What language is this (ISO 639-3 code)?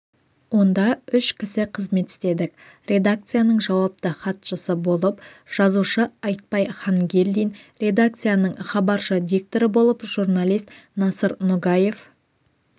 kaz